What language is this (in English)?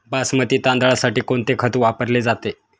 Marathi